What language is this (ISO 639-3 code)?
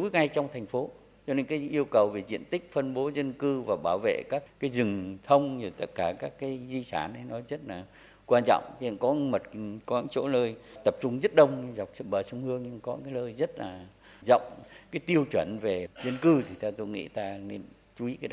vie